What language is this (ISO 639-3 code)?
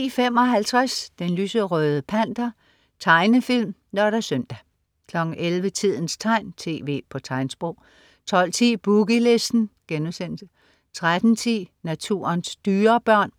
dan